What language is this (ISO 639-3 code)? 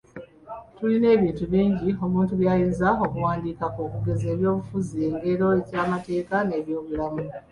lug